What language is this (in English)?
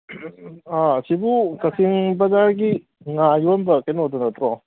Manipuri